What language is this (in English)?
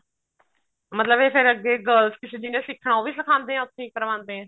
Punjabi